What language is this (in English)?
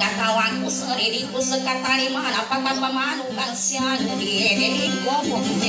Thai